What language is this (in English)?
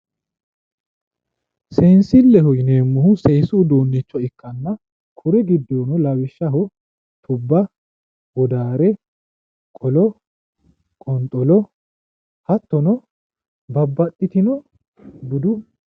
Sidamo